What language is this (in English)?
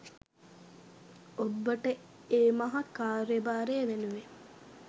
Sinhala